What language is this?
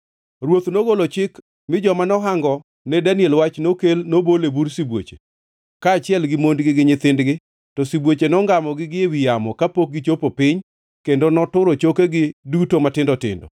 Luo (Kenya and Tanzania)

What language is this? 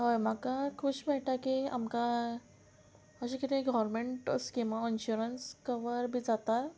Konkani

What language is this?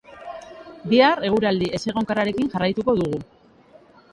Basque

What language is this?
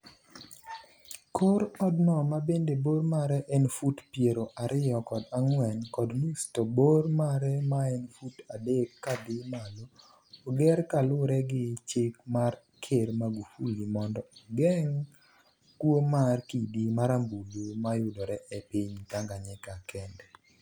Luo (Kenya and Tanzania)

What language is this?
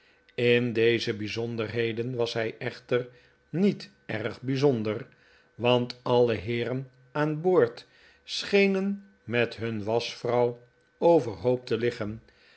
Dutch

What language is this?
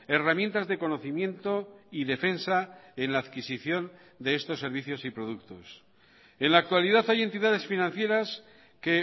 Spanish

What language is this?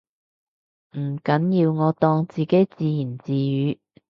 Cantonese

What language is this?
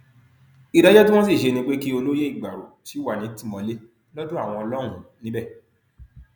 Yoruba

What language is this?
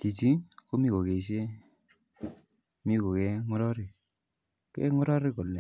Kalenjin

